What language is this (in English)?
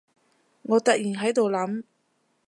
Cantonese